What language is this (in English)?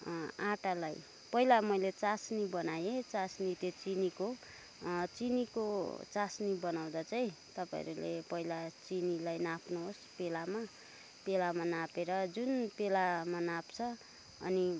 Nepali